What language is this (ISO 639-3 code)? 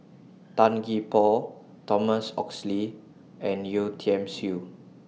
eng